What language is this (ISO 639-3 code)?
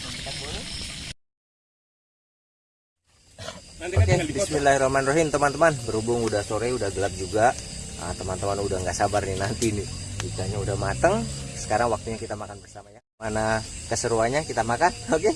ind